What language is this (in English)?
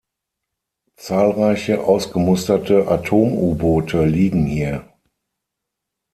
German